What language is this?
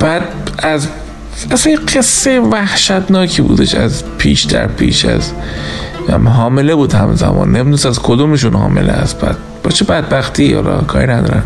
Persian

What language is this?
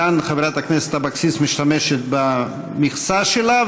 Hebrew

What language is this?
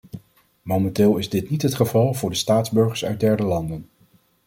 Dutch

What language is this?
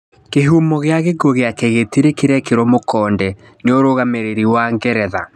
Kikuyu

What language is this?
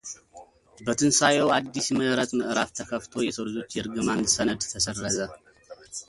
Amharic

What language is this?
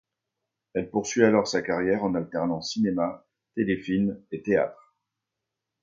French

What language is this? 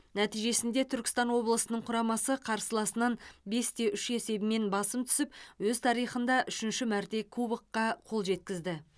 Kazakh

